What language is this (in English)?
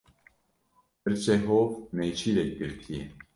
Kurdish